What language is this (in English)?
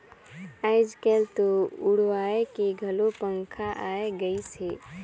Chhattisgarhi